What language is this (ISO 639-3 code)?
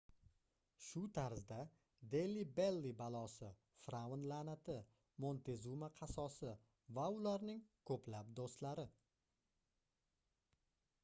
uzb